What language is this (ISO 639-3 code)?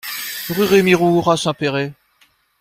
fra